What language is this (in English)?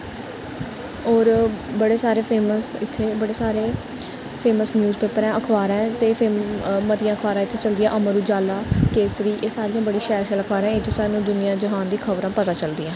Dogri